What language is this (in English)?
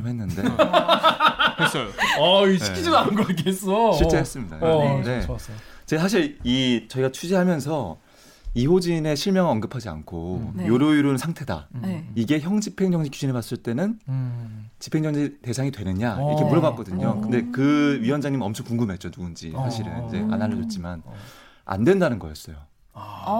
Korean